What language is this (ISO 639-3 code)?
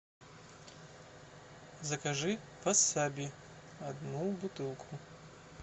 rus